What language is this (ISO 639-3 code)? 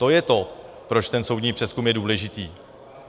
ces